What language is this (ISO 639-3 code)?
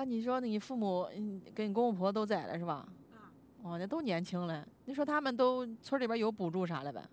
zho